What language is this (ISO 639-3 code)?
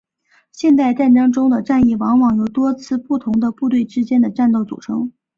zho